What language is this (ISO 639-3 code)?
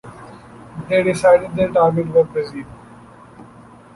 eng